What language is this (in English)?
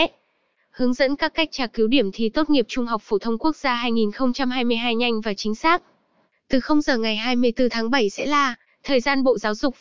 Vietnamese